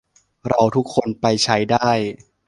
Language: Thai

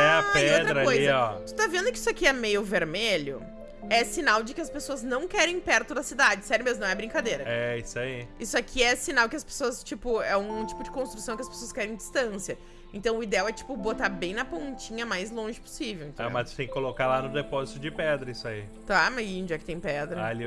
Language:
Portuguese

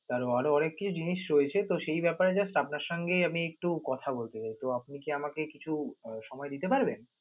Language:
Bangla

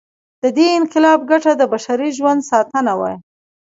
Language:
Pashto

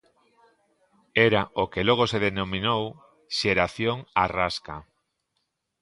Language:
Galician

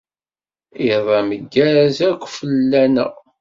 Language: Kabyle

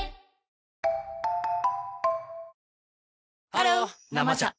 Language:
Japanese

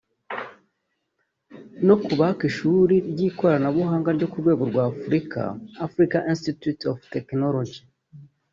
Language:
Kinyarwanda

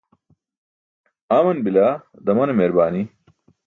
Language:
Burushaski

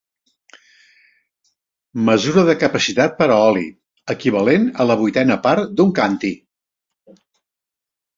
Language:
Catalan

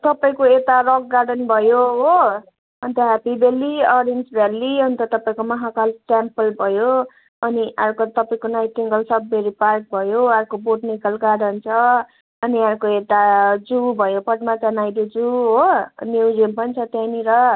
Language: Nepali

